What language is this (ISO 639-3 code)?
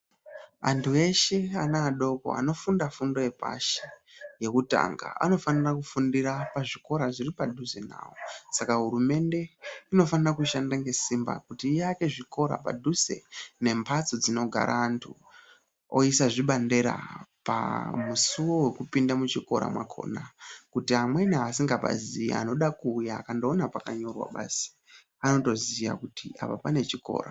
ndc